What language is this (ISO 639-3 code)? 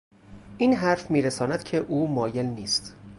fas